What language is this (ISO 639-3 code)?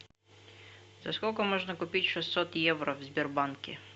rus